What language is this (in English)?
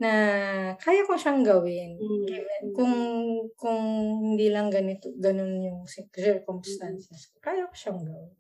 Filipino